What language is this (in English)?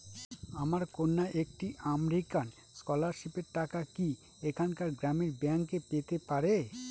Bangla